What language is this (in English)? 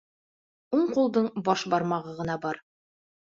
Bashkir